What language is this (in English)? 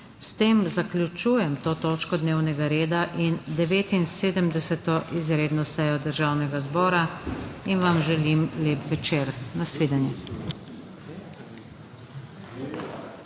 Slovenian